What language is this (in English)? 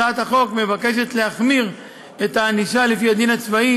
Hebrew